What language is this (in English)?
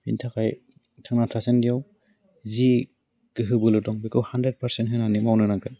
Bodo